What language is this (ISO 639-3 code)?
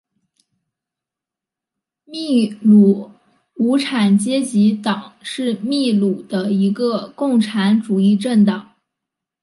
zho